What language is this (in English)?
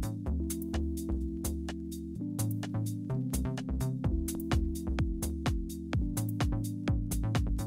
Korean